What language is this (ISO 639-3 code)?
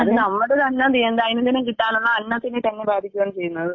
mal